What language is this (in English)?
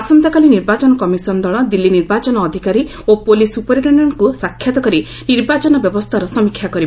Odia